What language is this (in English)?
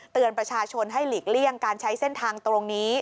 Thai